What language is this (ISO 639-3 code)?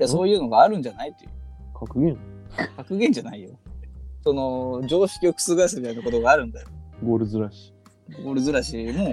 jpn